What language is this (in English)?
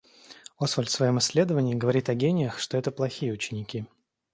Russian